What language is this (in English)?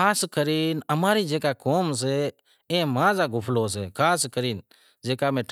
Wadiyara Koli